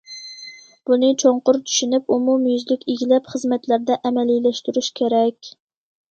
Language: Uyghur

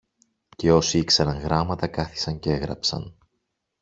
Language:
Greek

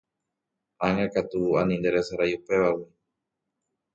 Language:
Guarani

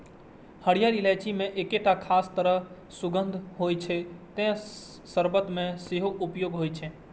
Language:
Maithili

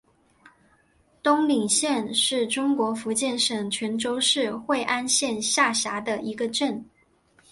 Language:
Chinese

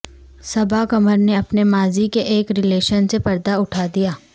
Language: Urdu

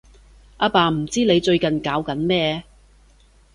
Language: Cantonese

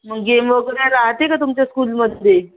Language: Marathi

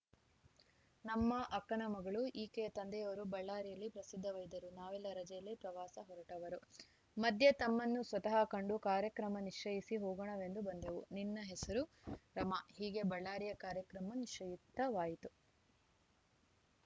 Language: Kannada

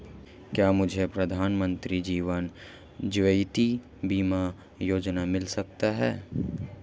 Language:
Hindi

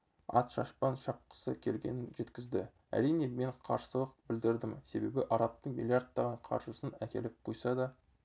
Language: Kazakh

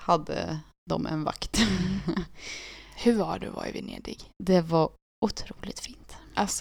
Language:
Swedish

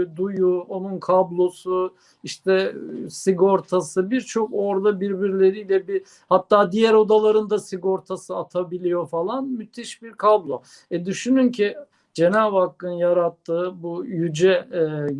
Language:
Turkish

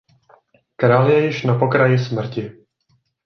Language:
Czech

